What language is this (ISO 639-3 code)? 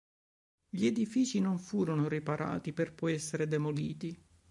ita